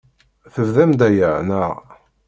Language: Kabyle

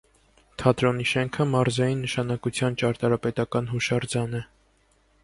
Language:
Armenian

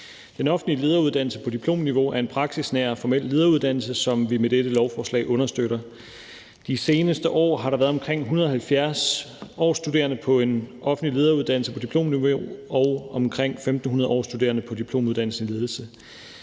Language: Danish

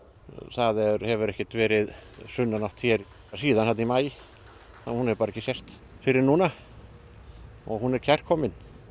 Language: Icelandic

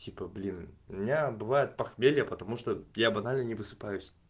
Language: Russian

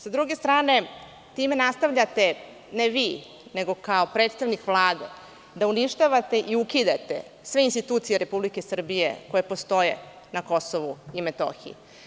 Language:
Serbian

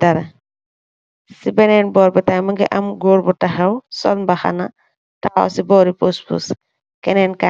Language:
Wolof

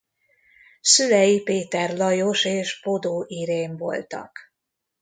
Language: Hungarian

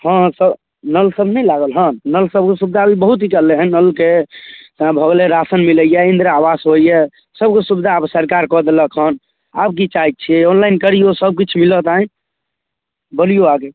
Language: Maithili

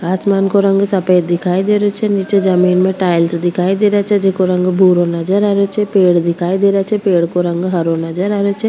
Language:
Rajasthani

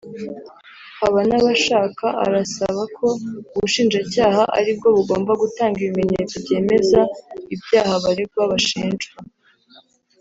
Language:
Kinyarwanda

